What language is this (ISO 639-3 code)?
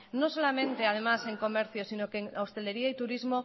spa